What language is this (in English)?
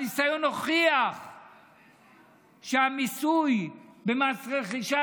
Hebrew